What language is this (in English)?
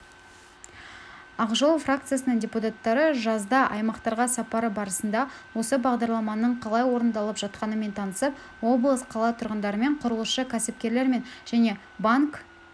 Kazakh